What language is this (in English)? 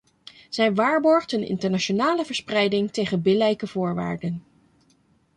Dutch